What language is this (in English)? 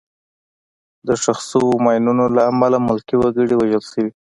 Pashto